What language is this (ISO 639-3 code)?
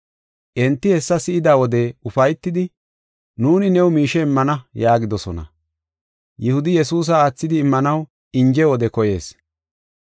gof